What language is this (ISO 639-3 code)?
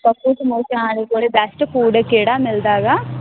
pan